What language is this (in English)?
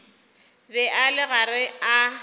Northern Sotho